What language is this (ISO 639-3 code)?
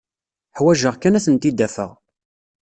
kab